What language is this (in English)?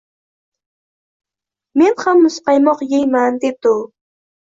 Uzbek